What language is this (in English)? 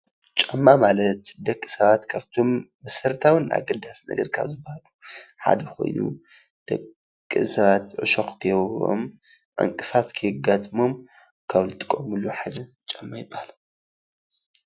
Tigrinya